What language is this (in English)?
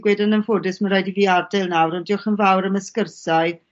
Welsh